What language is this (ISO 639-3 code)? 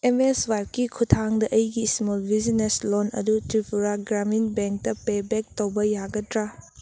mni